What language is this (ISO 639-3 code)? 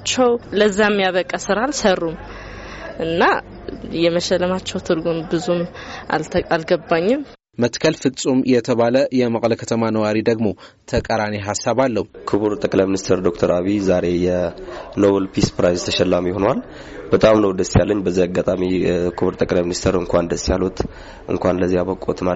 amh